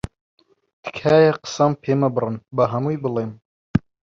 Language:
Central Kurdish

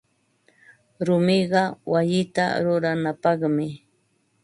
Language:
Ambo-Pasco Quechua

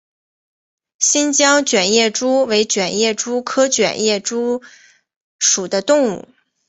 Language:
Chinese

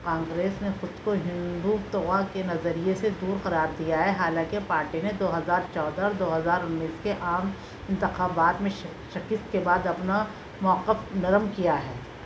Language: Urdu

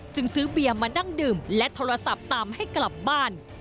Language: Thai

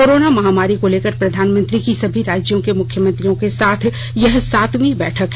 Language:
Hindi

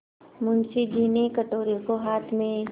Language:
Hindi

